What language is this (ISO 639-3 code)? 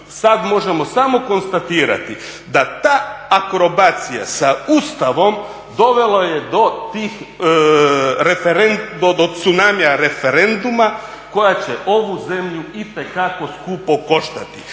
hrv